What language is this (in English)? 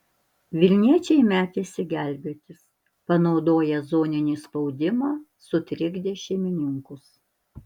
Lithuanian